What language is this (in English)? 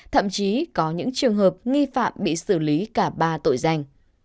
Vietnamese